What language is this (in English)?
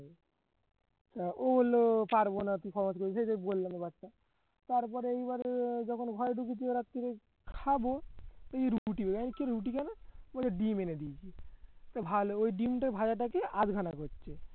Bangla